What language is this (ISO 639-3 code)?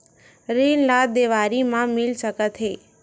hne